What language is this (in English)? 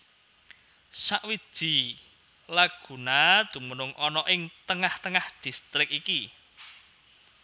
Javanese